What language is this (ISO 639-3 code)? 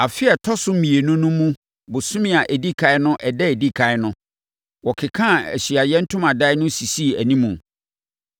aka